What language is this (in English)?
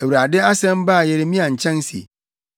Akan